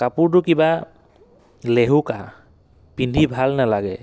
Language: Assamese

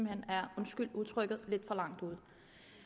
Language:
Danish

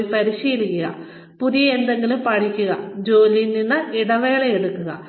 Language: Malayalam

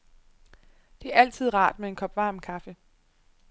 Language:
Danish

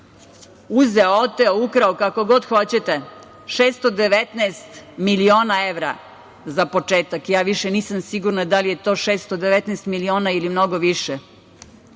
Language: Serbian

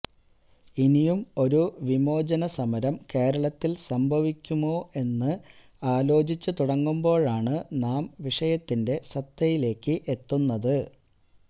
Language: Malayalam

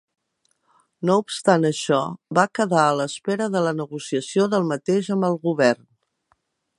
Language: Catalan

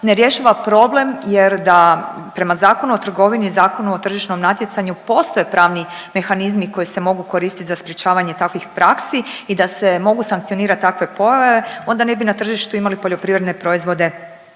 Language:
Croatian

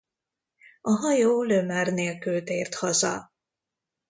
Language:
Hungarian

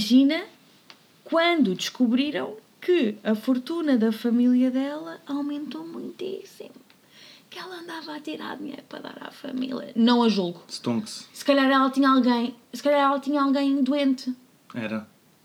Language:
Portuguese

